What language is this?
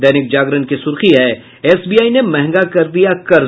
Hindi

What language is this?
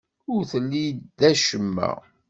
Kabyle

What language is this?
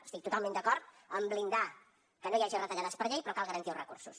Catalan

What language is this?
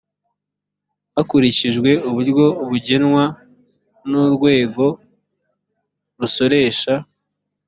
Kinyarwanda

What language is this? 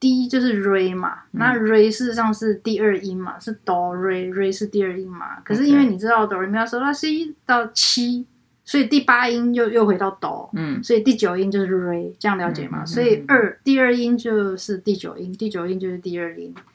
Chinese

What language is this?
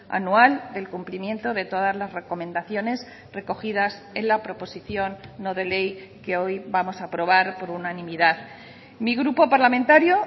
Spanish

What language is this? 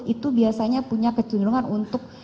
Indonesian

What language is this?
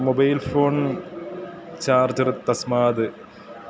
Sanskrit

